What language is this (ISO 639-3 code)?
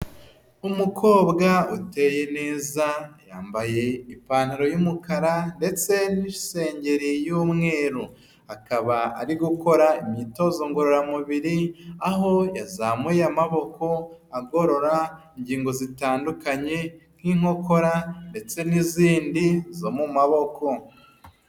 kin